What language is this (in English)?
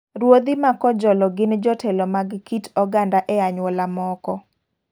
Luo (Kenya and Tanzania)